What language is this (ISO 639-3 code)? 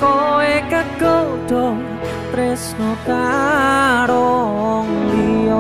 ind